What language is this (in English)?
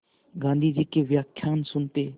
Hindi